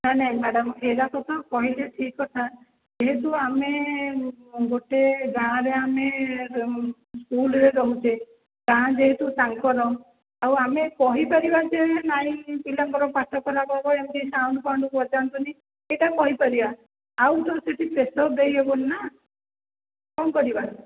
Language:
Odia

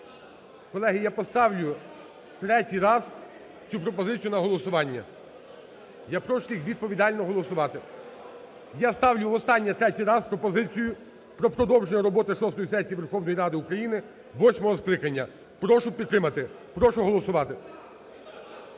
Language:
Ukrainian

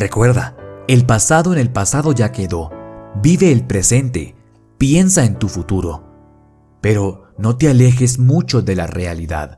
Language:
Spanish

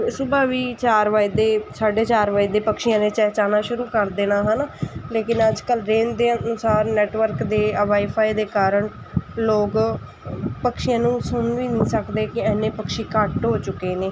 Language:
Punjabi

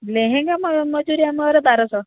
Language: Odia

